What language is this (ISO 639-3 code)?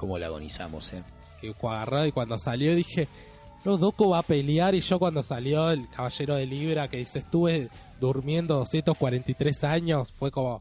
spa